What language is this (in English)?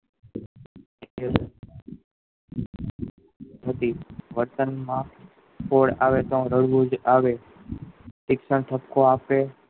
Gujarati